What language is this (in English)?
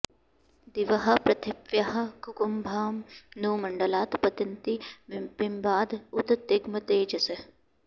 Sanskrit